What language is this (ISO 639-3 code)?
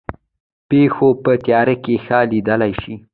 pus